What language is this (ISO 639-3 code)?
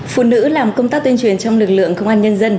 vie